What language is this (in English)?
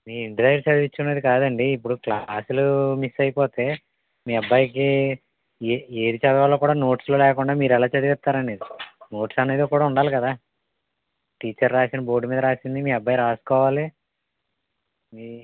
Telugu